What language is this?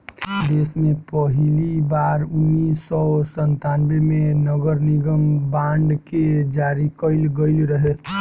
Bhojpuri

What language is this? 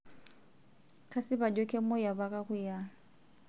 Masai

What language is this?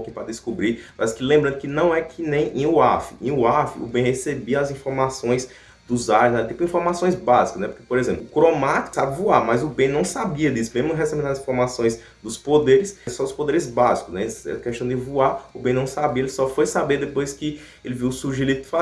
Portuguese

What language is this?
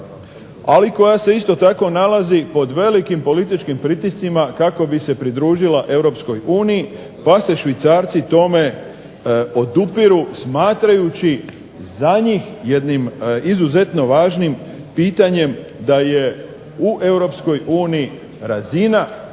Croatian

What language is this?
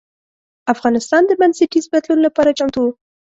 Pashto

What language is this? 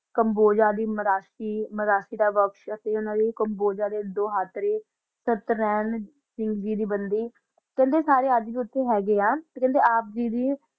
Punjabi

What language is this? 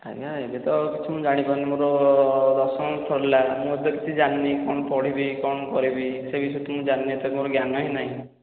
Odia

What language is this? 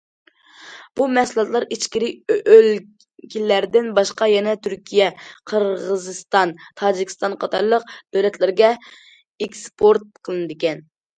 Uyghur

